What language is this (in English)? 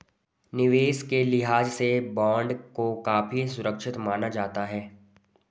Hindi